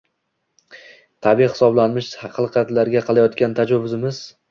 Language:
Uzbek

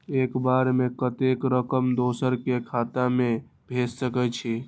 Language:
Maithili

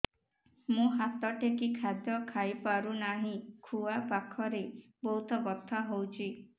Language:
Odia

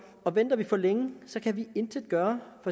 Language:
Danish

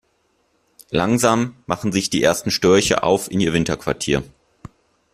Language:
German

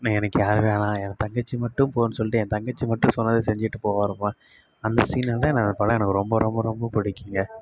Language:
Tamil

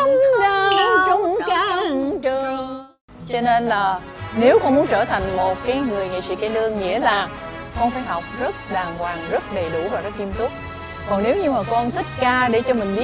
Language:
Vietnamese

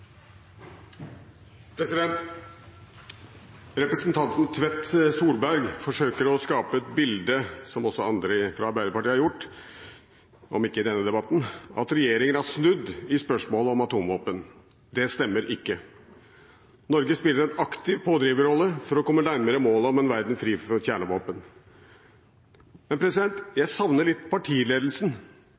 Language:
Norwegian Bokmål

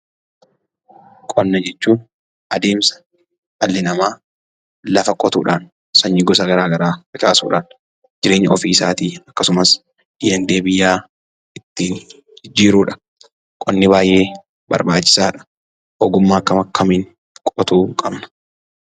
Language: Oromo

